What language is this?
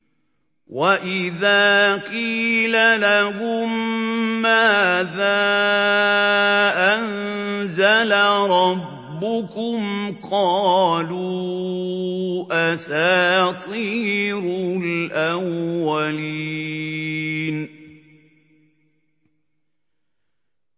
Arabic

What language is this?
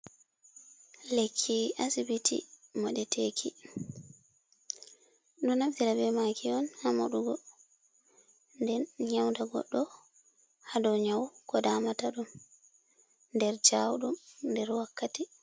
Fula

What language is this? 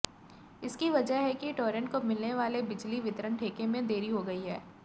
Hindi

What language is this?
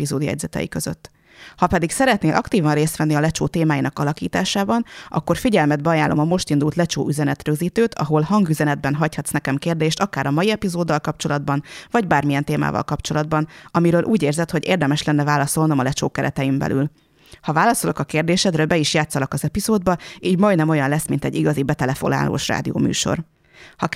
Hungarian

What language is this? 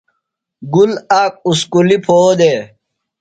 Phalura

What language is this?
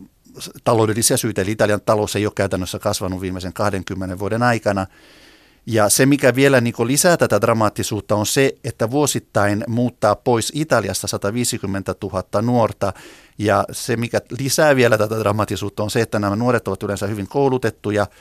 Finnish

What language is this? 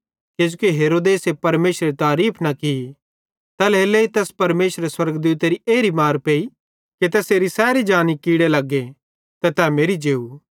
Bhadrawahi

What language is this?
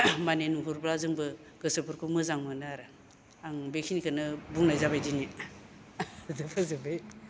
Bodo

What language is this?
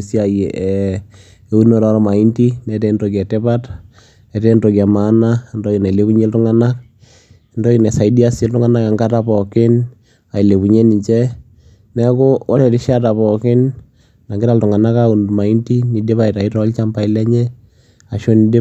Masai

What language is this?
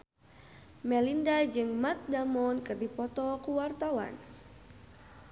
Sundanese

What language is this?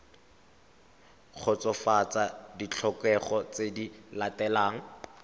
Tswana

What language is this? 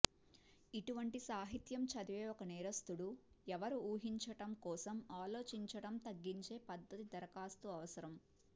Telugu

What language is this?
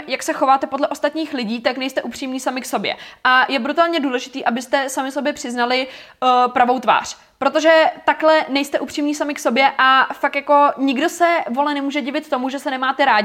Czech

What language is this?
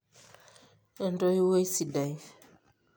Masai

